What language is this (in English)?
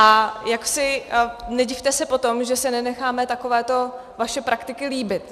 Czech